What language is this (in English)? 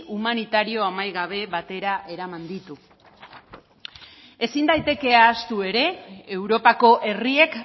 Basque